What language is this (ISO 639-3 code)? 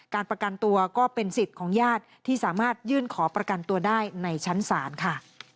tha